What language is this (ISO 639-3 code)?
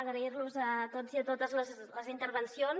cat